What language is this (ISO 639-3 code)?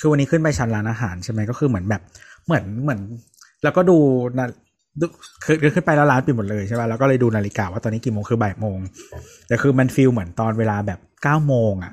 tha